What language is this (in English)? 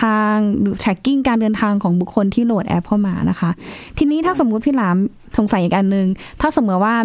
Thai